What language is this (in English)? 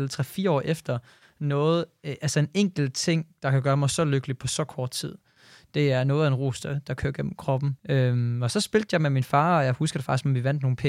Danish